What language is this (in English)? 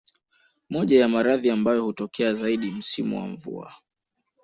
Swahili